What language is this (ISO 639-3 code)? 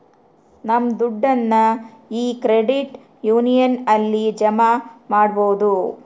kan